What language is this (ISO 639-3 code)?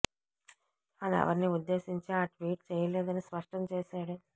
tel